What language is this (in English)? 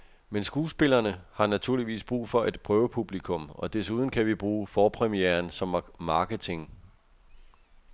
Danish